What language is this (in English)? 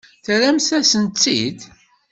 Kabyle